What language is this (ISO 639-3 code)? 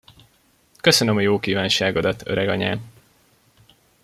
hun